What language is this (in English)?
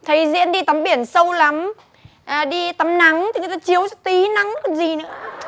Vietnamese